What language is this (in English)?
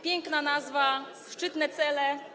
Polish